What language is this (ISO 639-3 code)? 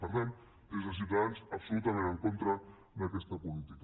cat